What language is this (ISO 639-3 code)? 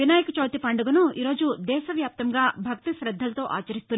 tel